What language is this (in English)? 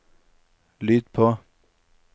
Norwegian